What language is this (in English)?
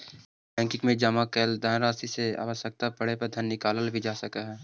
Magahi